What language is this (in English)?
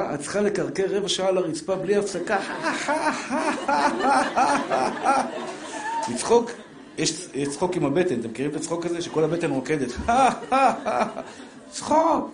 Hebrew